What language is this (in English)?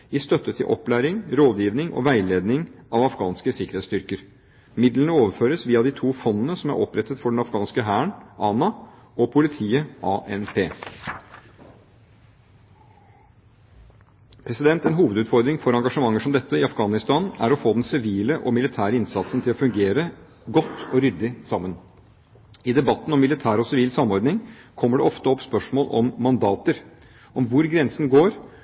Norwegian Bokmål